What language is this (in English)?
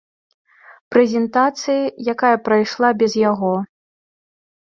Belarusian